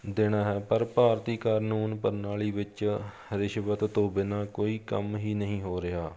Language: Punjabi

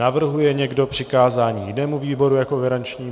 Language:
Czech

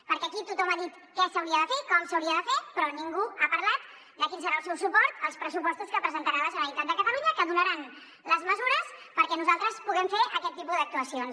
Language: Catalan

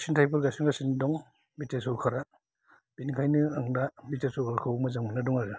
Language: Bodo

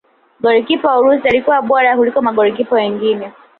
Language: Swahili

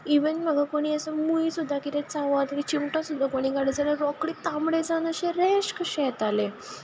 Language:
Konkani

